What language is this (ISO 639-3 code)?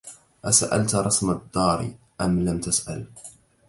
ara